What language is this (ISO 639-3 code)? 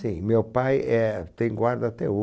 por